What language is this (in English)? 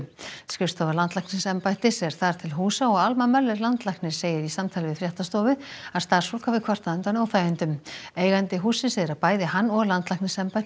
Icelandic